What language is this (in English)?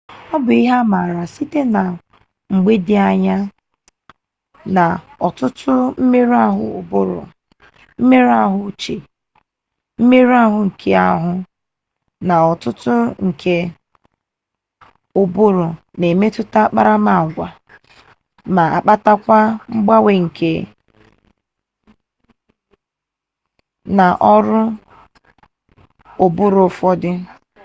Igbo